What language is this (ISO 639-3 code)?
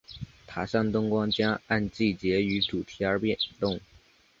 zho